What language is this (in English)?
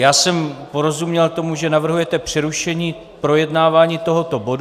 Czech